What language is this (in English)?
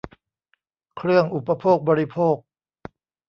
Thai